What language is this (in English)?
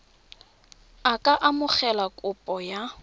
Tswana